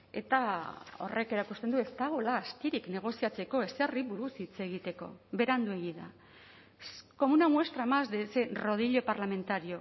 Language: Basque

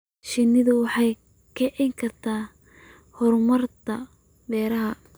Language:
Somali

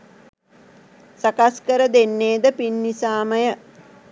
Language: Sinhala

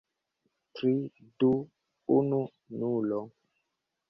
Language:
Esperanto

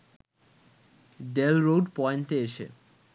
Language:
Bangla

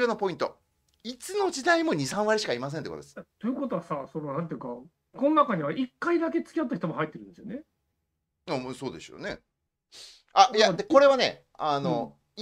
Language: Japanese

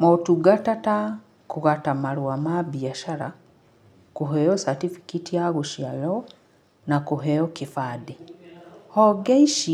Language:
Kikuyu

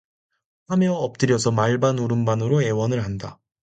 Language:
Korean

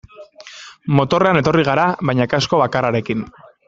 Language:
Basque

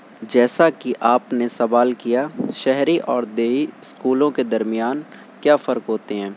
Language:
Urdu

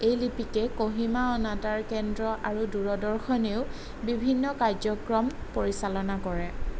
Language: Assamese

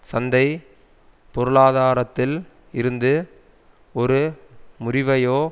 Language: Tamil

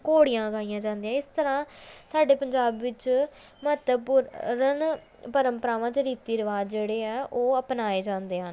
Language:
Punjabi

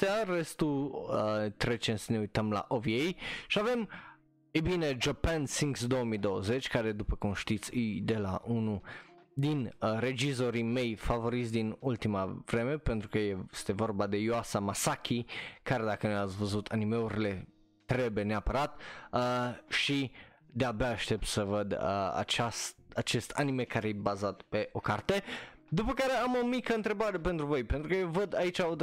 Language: Romanian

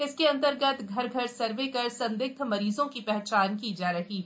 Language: Hindi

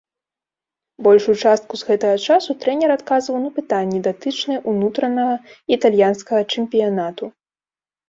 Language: Belarusian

